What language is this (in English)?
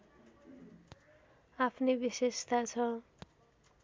Nepali